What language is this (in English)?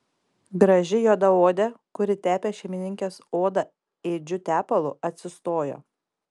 Lithuanian